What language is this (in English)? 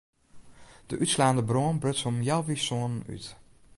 Western Frisian